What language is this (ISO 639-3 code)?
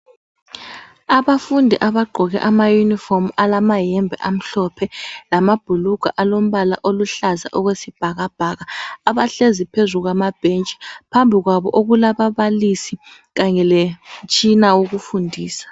nde